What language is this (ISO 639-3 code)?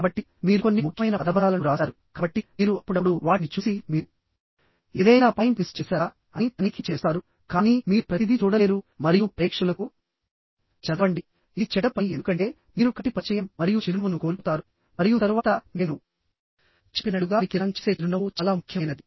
tel